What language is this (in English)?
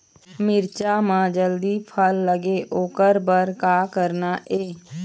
Chhattisgarhi